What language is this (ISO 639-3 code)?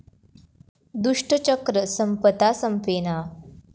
mar